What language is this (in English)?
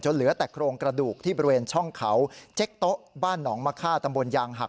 Thai